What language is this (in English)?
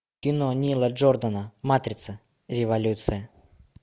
Russian